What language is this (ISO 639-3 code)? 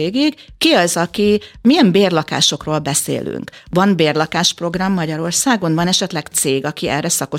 hun